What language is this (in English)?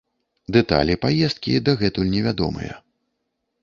Belarusian